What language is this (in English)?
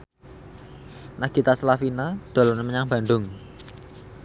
Javanese